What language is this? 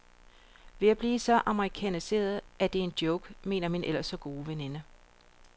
Danish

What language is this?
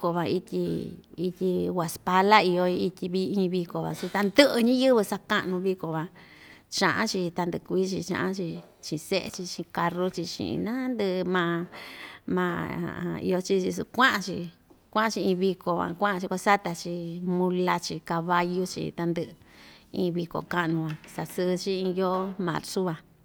Ixtayutla Mixtec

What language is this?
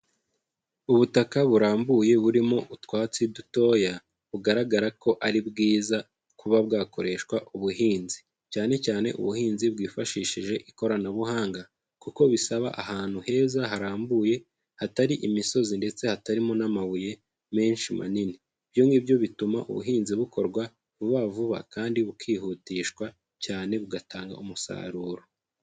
Kinyarwanda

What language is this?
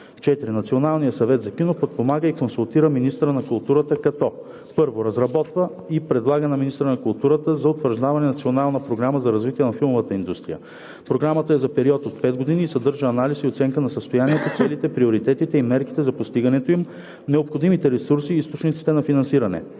Bulgarian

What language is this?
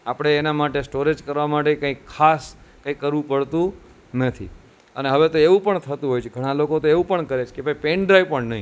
Gujarati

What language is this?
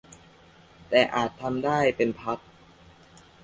Thai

